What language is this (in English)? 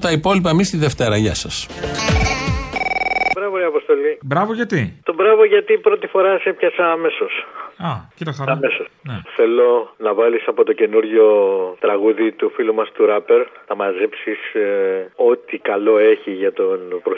Greek